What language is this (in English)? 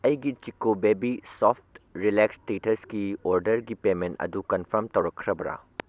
Manipuri